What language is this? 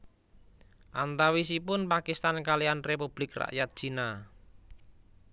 Javanese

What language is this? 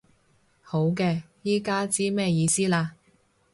Cantonese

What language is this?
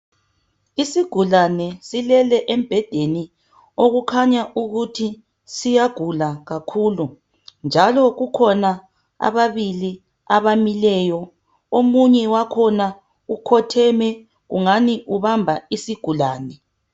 North Ndebele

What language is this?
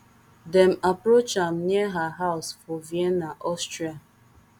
Nigerian Pidgin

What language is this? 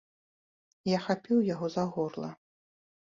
Belarusian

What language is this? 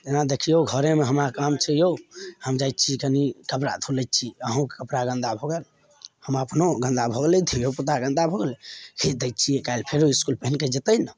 Maithili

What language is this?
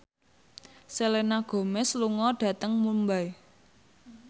Javanese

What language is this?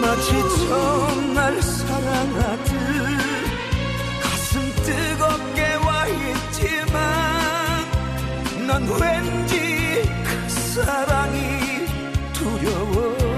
Korean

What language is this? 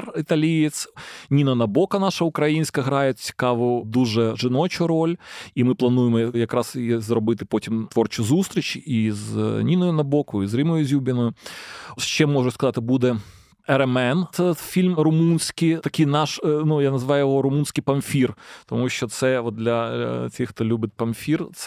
Ukrainian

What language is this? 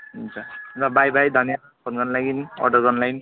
Nepali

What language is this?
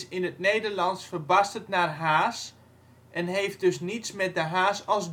Dutch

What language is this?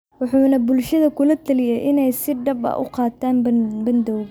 Somali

